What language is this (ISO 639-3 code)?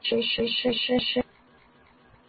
guj